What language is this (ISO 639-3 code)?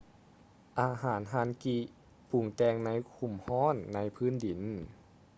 lao